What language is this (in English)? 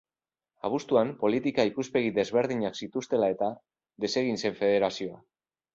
Basque